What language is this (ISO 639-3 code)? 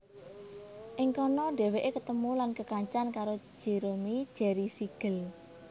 jav